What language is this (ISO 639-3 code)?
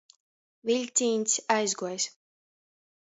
ltg